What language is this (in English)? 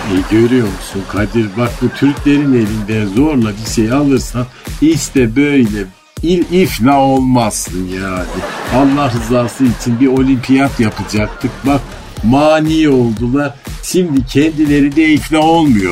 Turkish